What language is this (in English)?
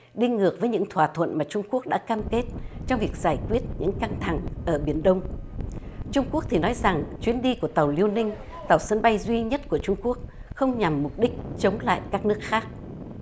Vietnamese